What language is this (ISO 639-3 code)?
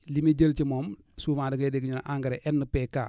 wol